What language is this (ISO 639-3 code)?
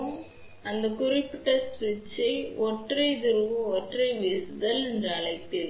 tam